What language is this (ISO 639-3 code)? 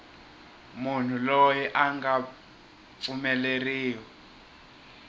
tso